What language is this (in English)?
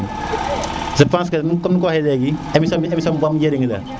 Serer